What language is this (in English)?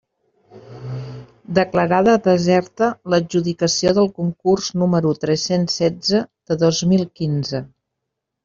Catalan